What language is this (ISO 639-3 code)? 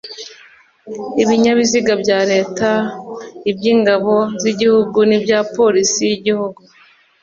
kin